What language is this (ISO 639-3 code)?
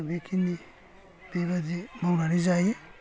brx